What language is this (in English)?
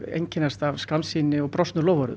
Icelandic